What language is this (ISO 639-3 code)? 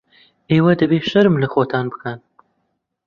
ckb